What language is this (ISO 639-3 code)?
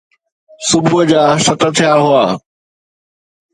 snd